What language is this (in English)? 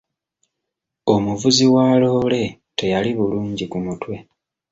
Ganda